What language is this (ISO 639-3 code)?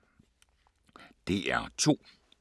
dan